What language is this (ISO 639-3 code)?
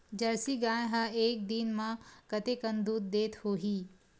hne